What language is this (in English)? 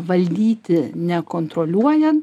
Lithuanian